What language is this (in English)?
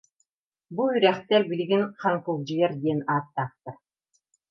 Yakut